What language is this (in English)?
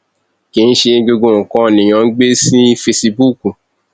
Yoruba